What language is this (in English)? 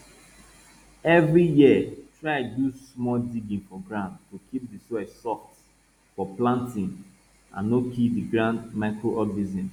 Nigerian Pidgin